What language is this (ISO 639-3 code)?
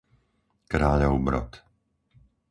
slk